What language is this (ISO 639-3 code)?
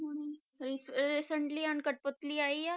pan